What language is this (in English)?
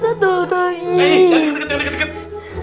Indonesian